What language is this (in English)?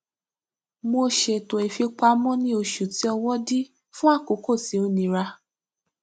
Yoruba